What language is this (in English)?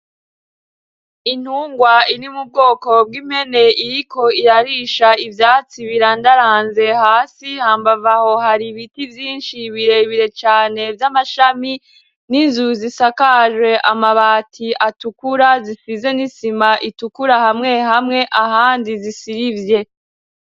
Rundi